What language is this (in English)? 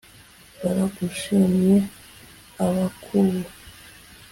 Kinyarwanda